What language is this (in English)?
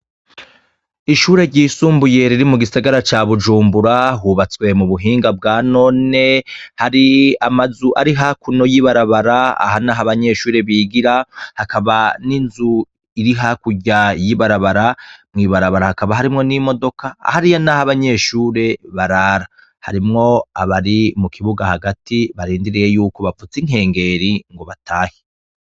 Rundi